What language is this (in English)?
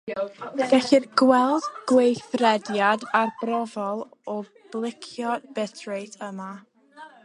Welsh